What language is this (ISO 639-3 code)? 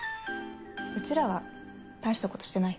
jpn